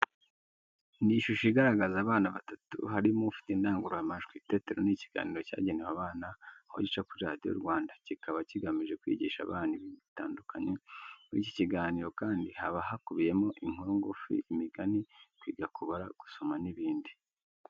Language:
Kinyarwanda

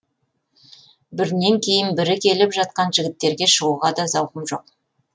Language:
Kazakh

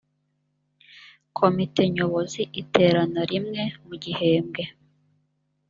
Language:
Kinyarwanda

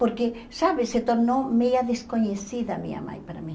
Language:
Portuguese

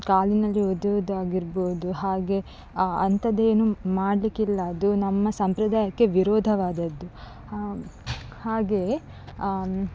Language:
Kannada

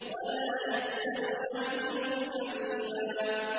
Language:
Arabic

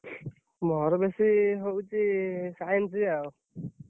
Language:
Odia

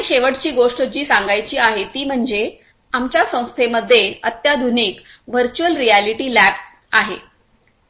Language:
Marathi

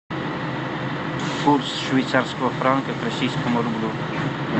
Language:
Russian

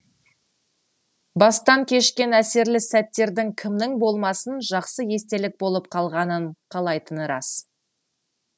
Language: Kazakh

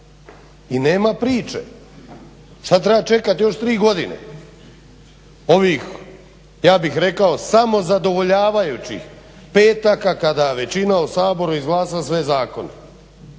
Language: Croatian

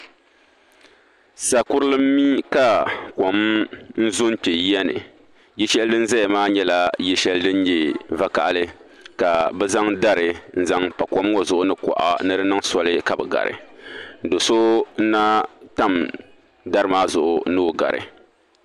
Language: Dagbani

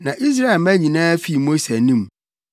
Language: Akan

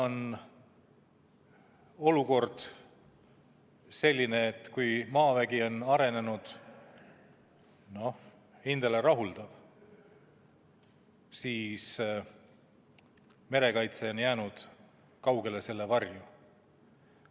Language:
Estonian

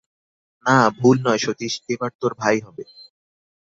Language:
Bangla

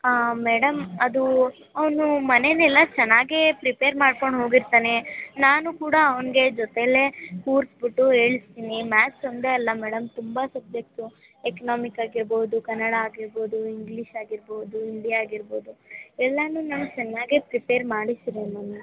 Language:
Kannada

